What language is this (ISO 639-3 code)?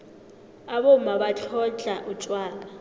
nbl